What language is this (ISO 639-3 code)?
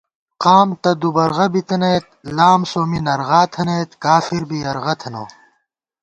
gwt